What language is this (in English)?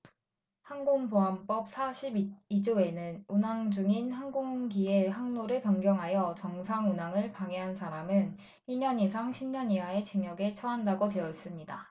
Korean